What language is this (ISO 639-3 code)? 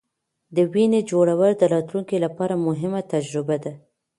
pus